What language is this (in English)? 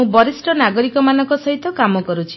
Odia